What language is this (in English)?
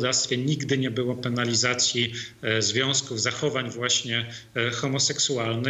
Polish